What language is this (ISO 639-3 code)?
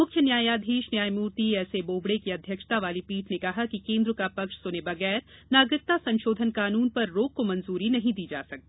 hin